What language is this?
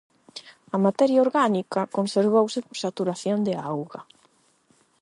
Galician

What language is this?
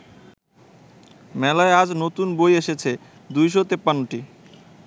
Bangla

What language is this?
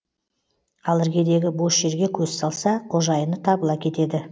Kazakh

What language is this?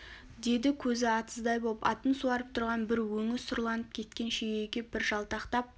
Kazakh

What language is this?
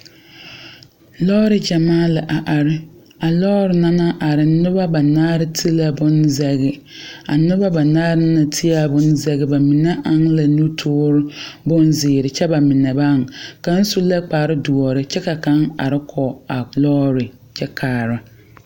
Southern Dagaare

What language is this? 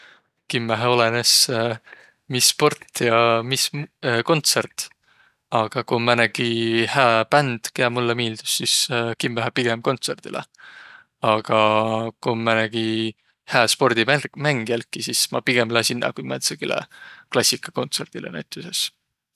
Võro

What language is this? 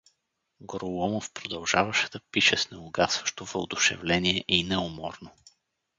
Bulgarian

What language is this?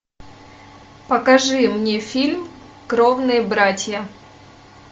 Russian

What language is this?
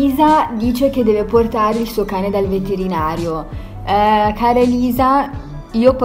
Italian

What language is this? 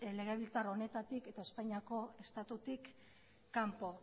Basque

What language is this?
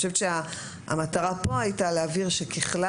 Hebrew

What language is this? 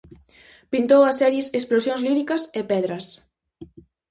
Galician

